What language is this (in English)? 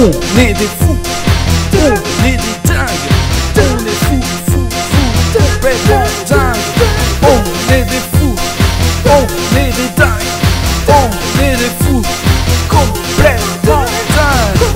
French